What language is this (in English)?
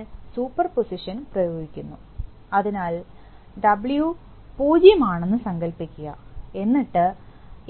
Malayalam